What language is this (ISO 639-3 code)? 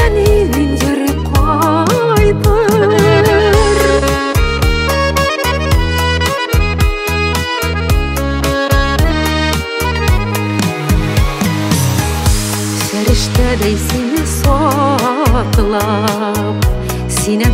ron